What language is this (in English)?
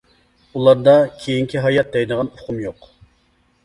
Uyghur